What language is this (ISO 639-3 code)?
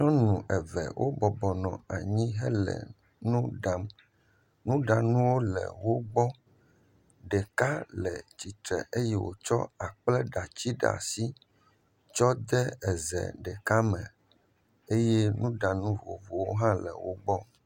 ewe